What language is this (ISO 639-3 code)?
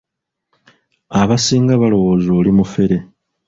lug